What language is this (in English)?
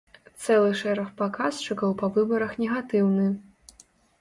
Belarusian